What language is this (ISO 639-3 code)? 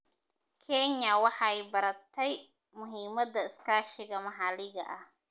som